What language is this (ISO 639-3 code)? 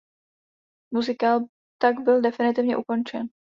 ces